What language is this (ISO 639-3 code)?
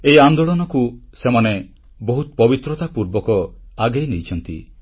ori